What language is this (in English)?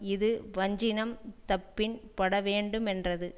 Tamil